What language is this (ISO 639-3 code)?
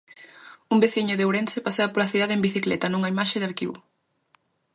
glg